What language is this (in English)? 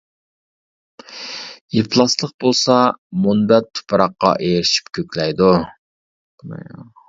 Uyghur